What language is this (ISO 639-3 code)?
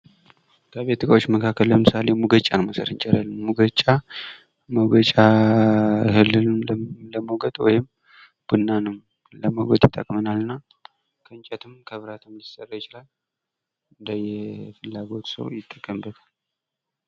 amh